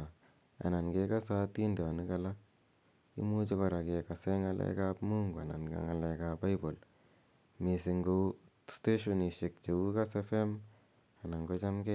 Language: Kalenjin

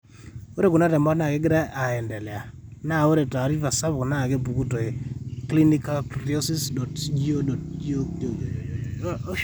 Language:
Masai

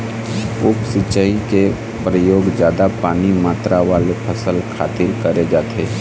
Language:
Chhattisgarhi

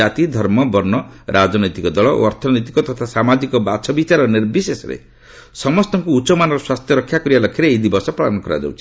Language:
Odia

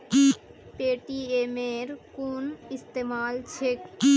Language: Magahi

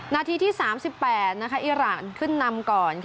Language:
Thai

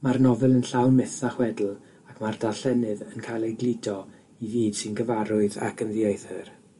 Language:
Welsh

